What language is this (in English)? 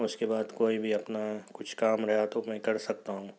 Urdu